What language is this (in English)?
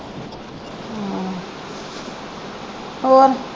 Punjabi